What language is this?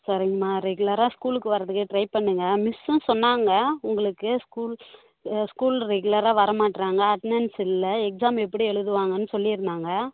Tamil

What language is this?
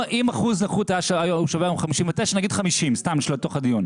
Hebrew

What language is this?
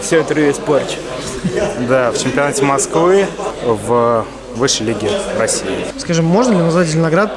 Russian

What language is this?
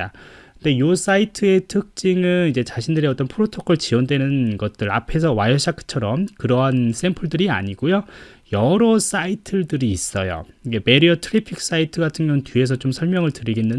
Korean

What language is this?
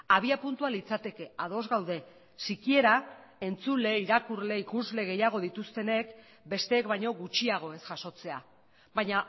Basque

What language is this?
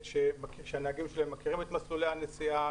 Hebrew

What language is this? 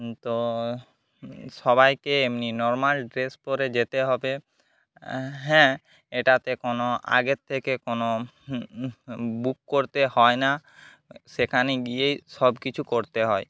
Bangla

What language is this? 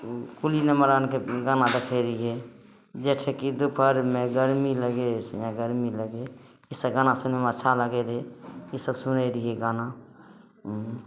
Maithili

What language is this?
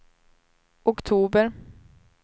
Swedish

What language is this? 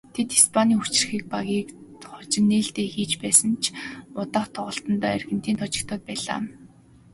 Mongolian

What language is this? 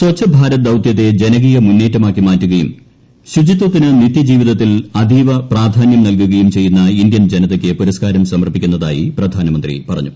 Malayalam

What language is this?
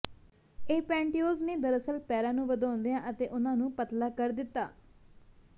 Punjabi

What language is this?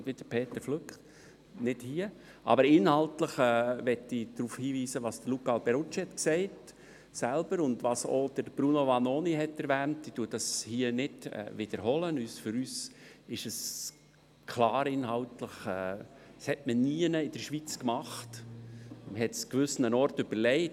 Swiss German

